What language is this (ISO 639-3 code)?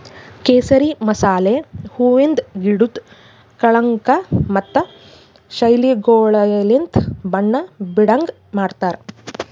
kan